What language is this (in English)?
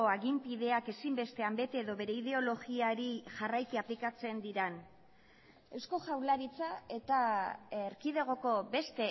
Basque